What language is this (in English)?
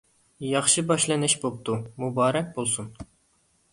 Uyghur